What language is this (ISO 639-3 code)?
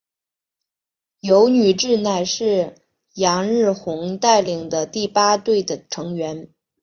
zho